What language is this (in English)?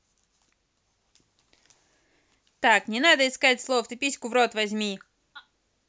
Russian